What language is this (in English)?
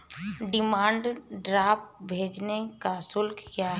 Hindi